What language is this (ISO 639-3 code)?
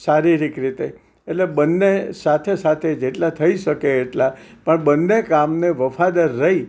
guj